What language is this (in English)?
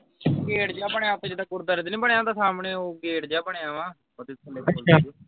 Punjabi